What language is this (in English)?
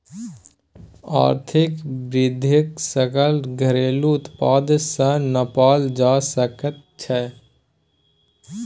Maithili